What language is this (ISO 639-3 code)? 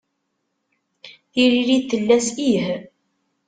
kab